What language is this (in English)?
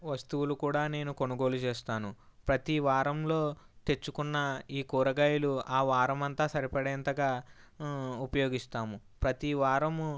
Telugu